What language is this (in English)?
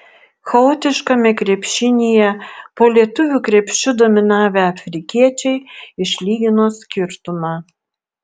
Lithuanian